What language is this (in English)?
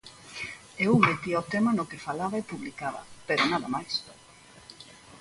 Galician